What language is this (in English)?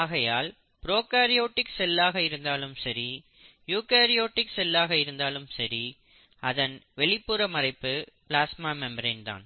Tamil